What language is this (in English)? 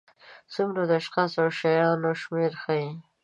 Pashto